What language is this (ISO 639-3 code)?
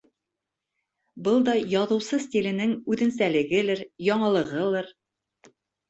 bak